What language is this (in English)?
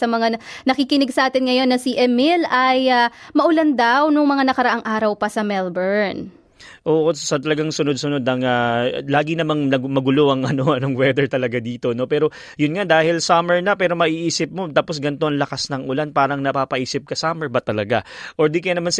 Filipino